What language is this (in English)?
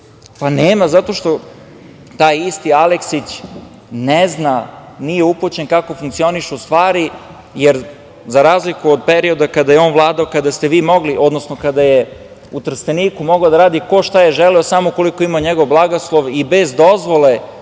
Serbian